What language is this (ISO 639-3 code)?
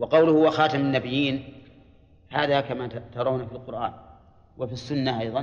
ara